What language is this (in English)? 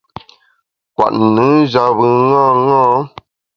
Bamun